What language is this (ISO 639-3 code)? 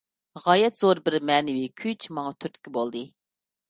uig